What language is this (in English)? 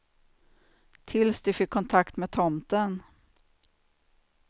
Swedish